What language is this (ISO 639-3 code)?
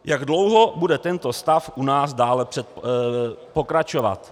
ces